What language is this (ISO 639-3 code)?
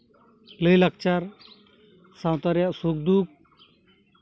sat